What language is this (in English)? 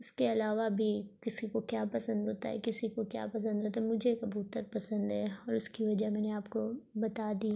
Urdu